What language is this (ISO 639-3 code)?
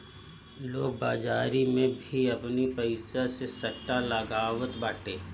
bho